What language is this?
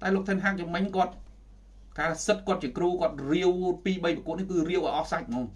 Vietnamese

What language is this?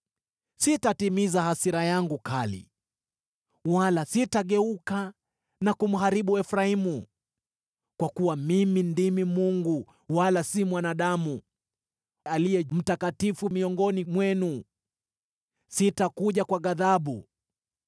Swahili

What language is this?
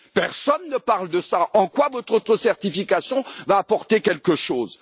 French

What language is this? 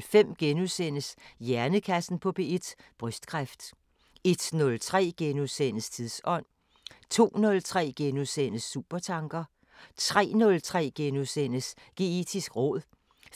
Danish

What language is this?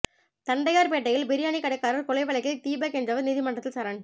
Tamil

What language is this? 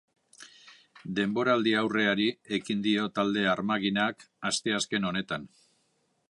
Basque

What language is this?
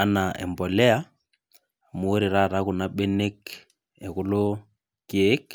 Masai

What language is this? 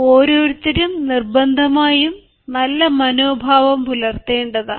Malayalam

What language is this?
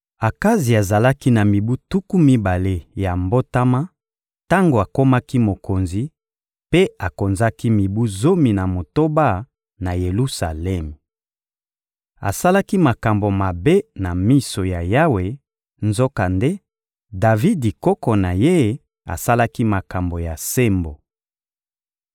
Lingala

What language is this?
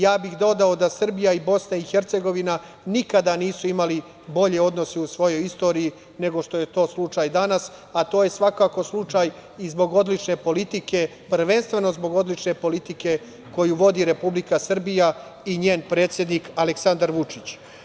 Serbian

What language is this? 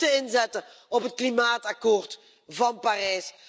Dutch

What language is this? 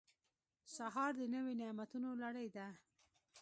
Pashto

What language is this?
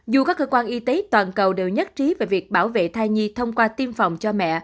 Vietnamese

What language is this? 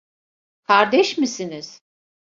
Turkish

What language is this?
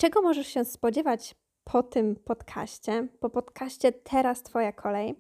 Polish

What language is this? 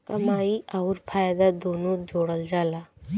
Bhojpuri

